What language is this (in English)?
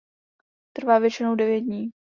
Czech